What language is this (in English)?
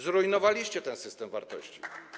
Polish